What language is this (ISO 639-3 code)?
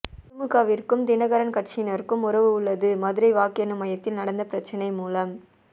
tam